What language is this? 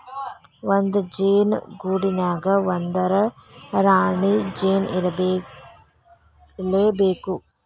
Kannada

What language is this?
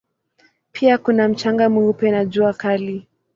Swahili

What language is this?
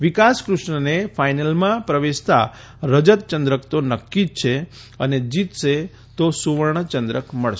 Gujarati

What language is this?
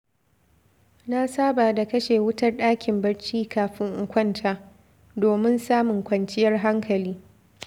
Hausa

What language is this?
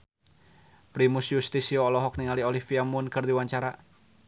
Sundanese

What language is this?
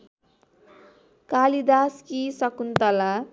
Nepali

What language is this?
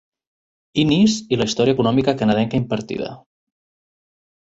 Catalan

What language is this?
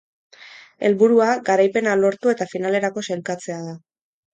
Basque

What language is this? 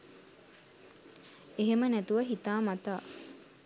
Sinhala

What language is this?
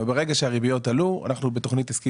Hebrew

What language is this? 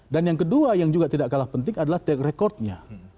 Indonesian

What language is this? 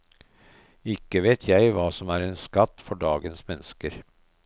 Norwegian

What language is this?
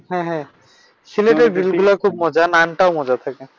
Bangla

